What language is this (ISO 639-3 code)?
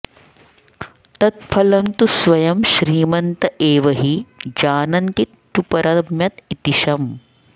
san